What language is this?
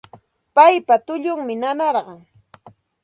Santa Ana de Tusi Pasco Quechua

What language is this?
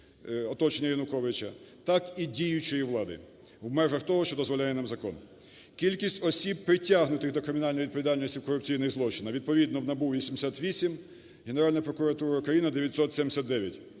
Ukrainian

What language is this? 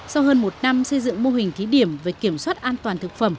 Vietnamese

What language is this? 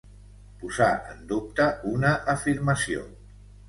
Catalan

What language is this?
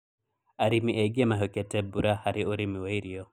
Kikuyu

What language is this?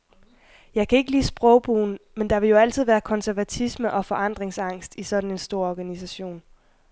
Danish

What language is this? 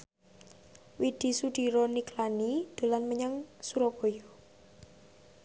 Javanese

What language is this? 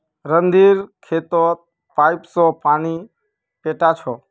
Magahi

